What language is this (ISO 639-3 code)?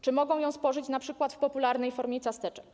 pol